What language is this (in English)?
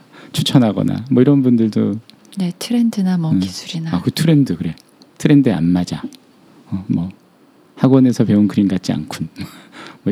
Korean